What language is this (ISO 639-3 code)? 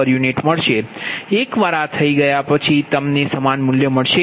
guj